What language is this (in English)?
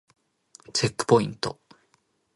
Japanese